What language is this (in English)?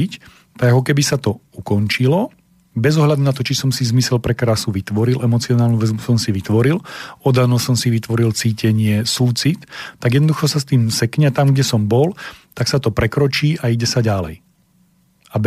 Slovak